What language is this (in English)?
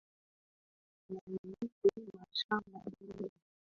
Swahili